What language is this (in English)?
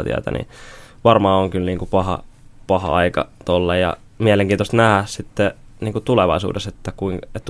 Finnish